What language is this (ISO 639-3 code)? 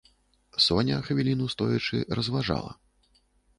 bel